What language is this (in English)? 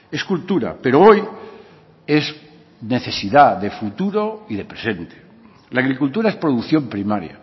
Spanish